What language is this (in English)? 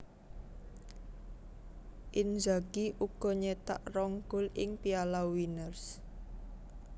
Javanese